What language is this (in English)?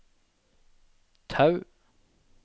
Norwegian